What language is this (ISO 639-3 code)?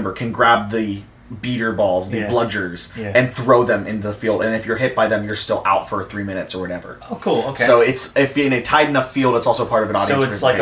eng